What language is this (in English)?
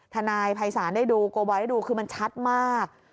Thai